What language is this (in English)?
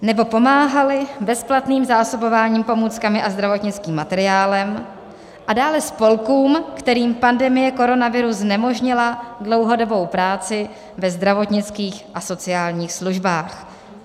Czech